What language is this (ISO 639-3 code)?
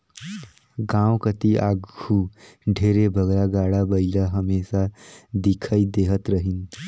hne